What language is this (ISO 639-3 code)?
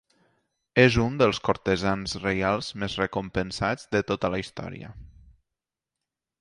cat